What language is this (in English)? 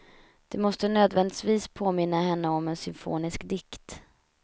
Swedish